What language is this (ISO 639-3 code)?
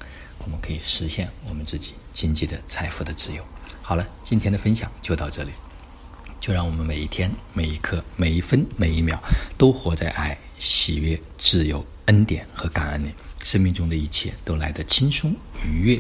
zho